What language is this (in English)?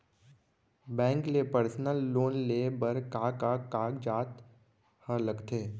Chhattisgarhi